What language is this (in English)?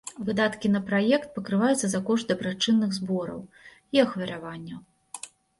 Belarusian